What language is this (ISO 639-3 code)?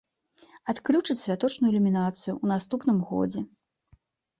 bel